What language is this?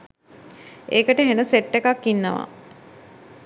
Sinhala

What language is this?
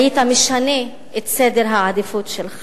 Hebrew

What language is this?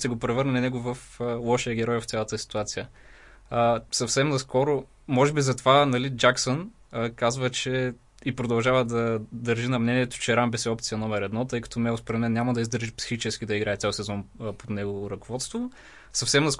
Bulgarian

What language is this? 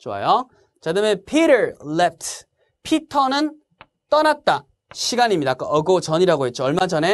Korean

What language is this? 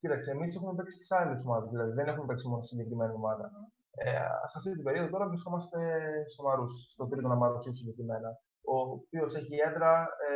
Greek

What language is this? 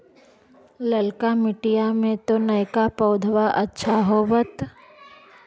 Magahi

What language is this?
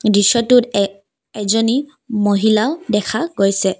Assamese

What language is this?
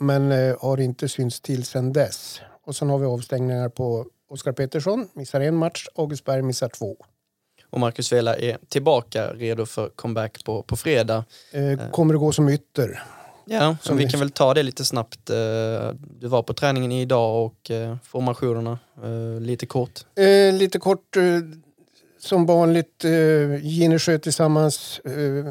Swedish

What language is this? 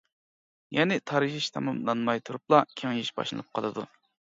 Uyghur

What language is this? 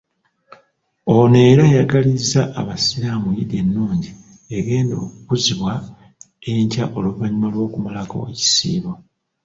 Ganda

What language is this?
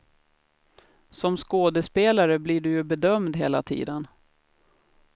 Swedish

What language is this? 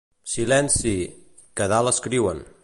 Catalan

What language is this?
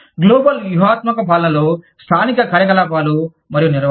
Telugu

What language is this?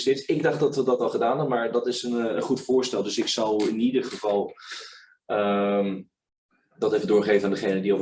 Dutch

